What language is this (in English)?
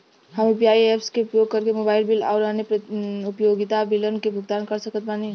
Bhojpuri